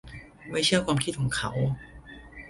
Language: Thai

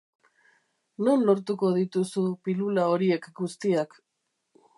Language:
Basque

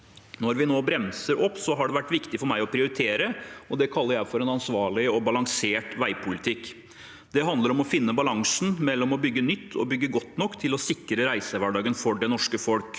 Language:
Norwegian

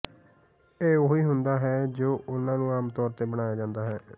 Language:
Punjabi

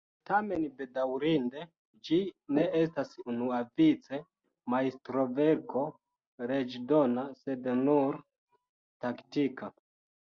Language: Esperanto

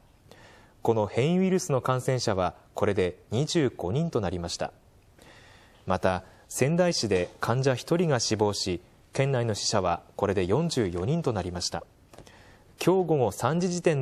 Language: Japanese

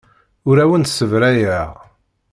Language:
Kabyle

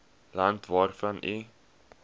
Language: Afrikaans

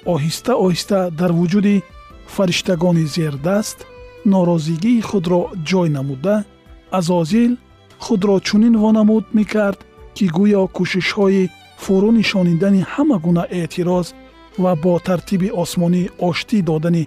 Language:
Persian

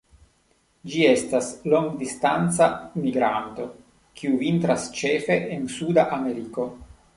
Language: Esperanto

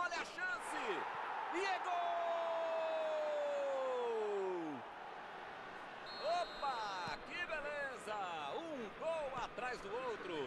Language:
Portuguese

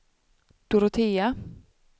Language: Swedish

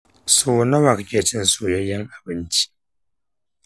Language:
Hausa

